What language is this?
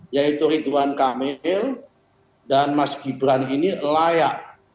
Indonesian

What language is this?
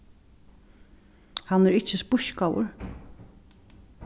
Faroese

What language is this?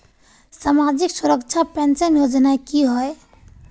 Magahi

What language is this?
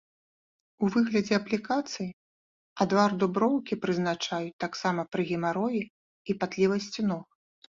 Belarusian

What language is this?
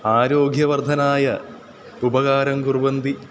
Sanskrit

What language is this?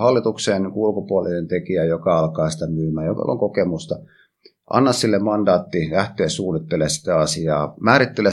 Finnish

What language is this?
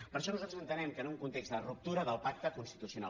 Catalan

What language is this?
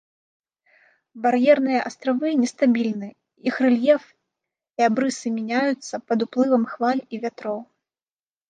Belarusian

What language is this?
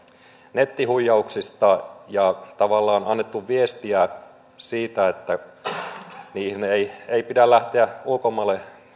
Finnish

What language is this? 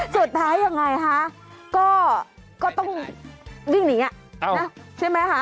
Thai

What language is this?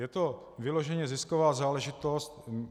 Czech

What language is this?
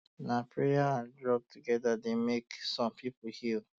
Nigerian Pidgin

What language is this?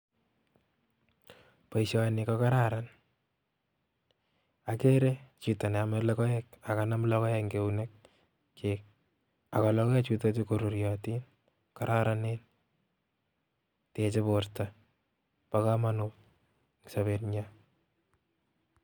Kalenjin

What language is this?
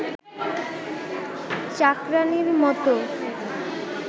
Bangla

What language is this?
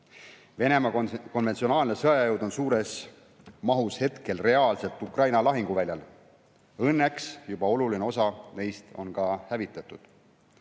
Estonian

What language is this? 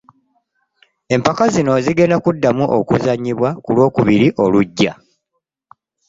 Ganda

